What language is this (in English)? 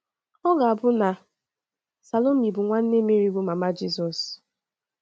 Igbo